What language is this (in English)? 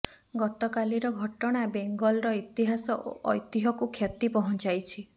Odia